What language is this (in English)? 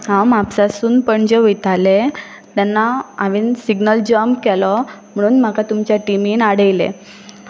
Konkani